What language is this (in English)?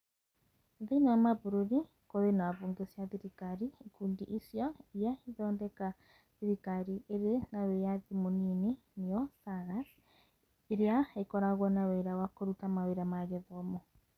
Kikuyu